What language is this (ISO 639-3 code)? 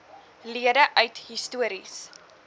afr